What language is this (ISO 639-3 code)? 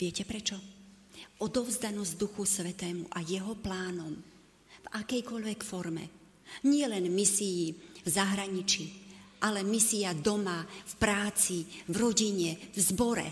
slk